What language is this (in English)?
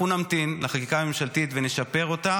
Hebrew